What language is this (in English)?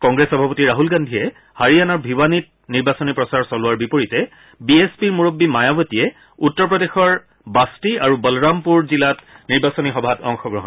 Assamese